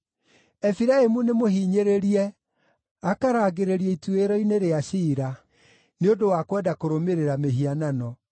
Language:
Kikuyu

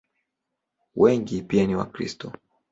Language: Swahili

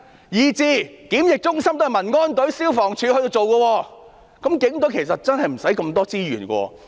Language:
Cantonese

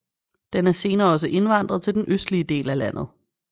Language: Danish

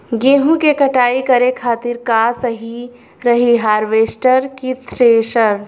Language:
Bhojpuri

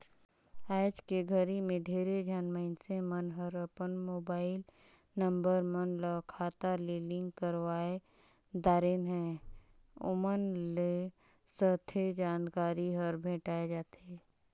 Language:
Chhattisgarhi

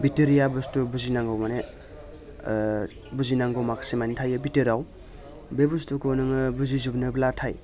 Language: Bodo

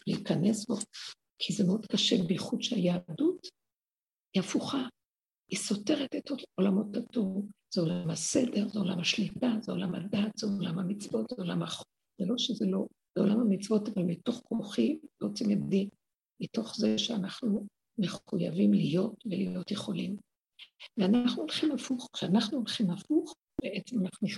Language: Hebrew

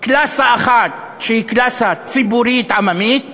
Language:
Hebrew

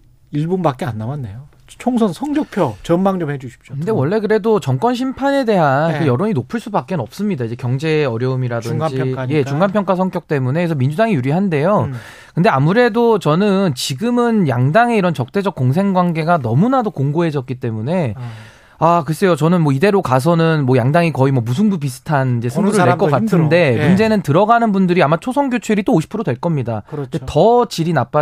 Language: Korean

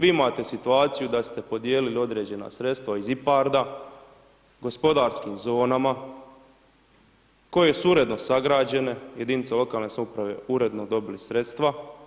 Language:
Croatian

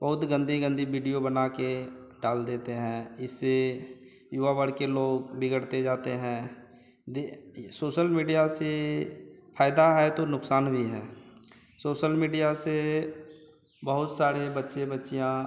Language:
Hindi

